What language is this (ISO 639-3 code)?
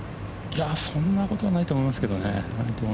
jpn